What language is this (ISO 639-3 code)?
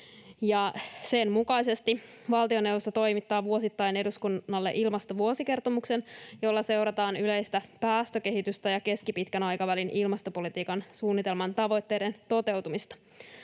fin